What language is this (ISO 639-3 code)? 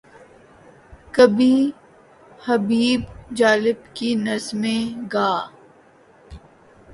urd